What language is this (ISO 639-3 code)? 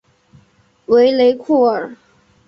zho